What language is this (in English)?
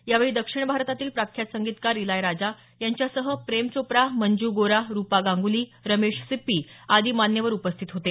Marathi